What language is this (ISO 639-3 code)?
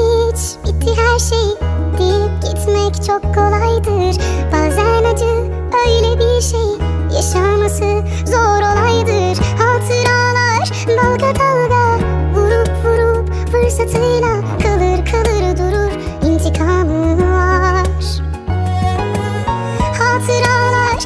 tur